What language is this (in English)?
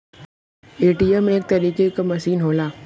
Bhojpuri